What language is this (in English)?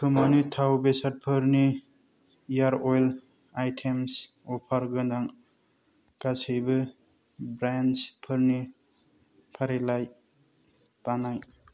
Bodo